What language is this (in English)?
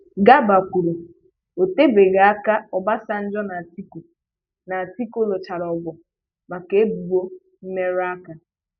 Igbo